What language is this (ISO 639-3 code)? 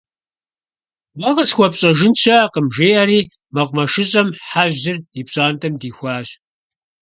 kbd